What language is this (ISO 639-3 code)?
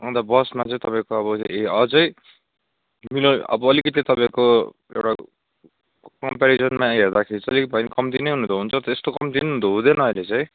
nep